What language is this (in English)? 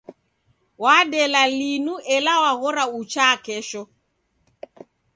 Taita